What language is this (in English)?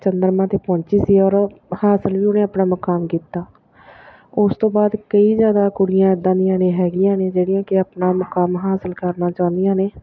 Punjabi